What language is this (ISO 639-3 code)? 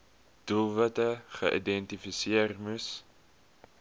afr